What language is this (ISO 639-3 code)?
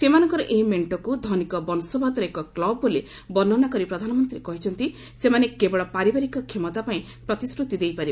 ori